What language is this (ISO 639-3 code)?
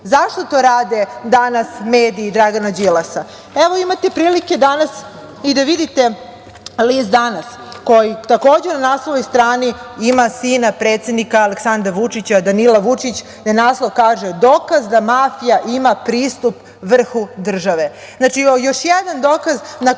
srp